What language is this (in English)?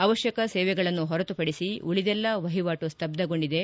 Kannada